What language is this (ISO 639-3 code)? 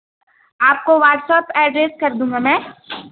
urd